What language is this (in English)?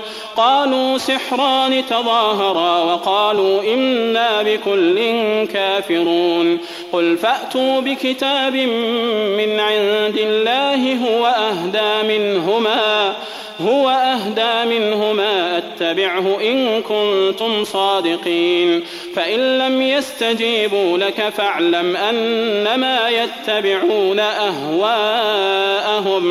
Arabic